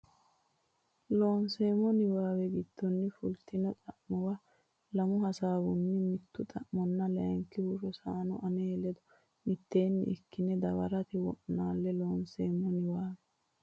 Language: Sidamo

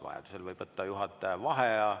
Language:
Estonian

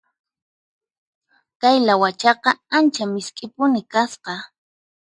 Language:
Puno Quechua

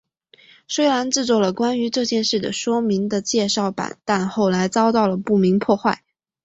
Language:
Chinese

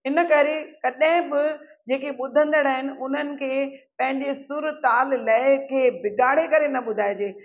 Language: Sindhi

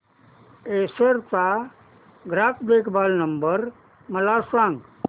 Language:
Marathi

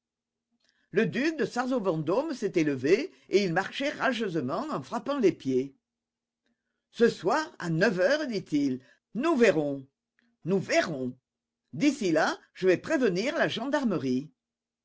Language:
French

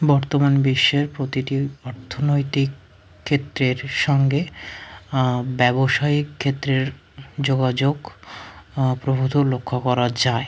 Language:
Bangla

